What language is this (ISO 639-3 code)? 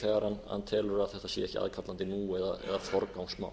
isl